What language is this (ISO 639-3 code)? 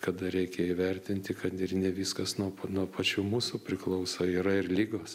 lit